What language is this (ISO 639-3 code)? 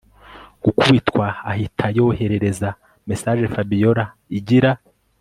kin